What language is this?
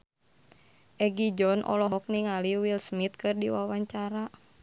Sundanese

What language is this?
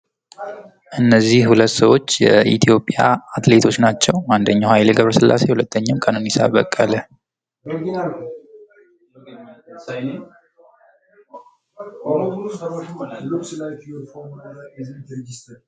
Amharic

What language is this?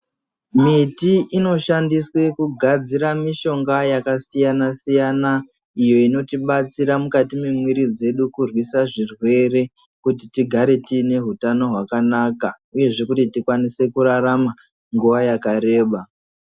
Ndau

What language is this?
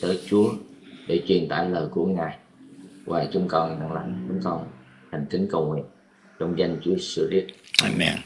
Vietnamese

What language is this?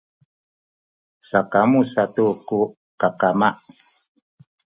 Sakizaya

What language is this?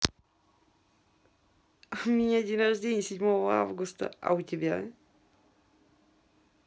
Russian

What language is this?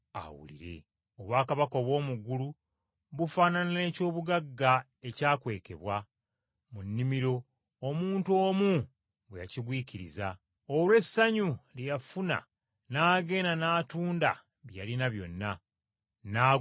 Ganda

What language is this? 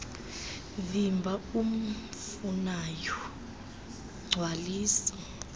Xhosa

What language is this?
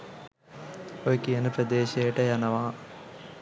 Sinhala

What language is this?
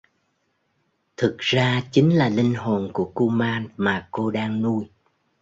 Vietnamese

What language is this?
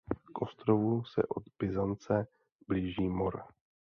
Czech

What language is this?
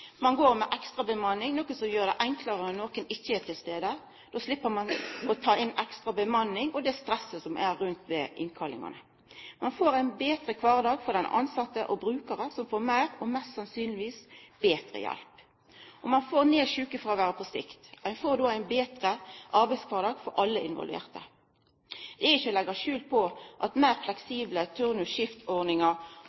Norwegian Nynorsk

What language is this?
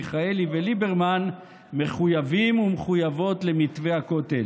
Hebrew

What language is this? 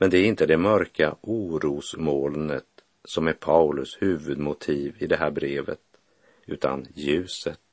Swedish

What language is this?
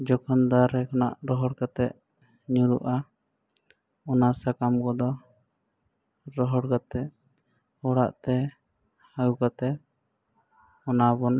Santali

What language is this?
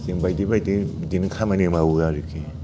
Bodo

